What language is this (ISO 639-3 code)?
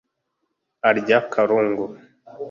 kin